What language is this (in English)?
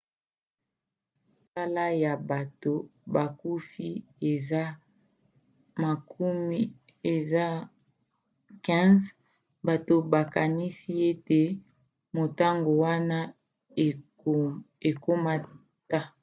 Lingala